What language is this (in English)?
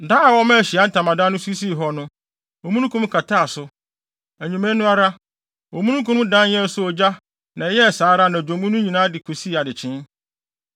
Akan